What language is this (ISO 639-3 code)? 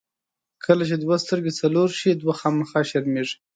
pus